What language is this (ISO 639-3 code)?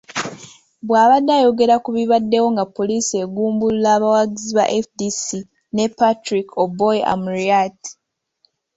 lug